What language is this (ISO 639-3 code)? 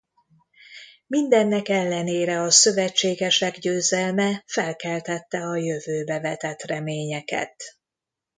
hun